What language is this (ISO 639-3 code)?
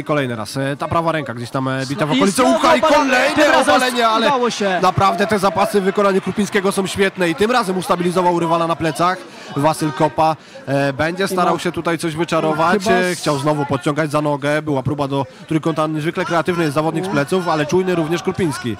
pol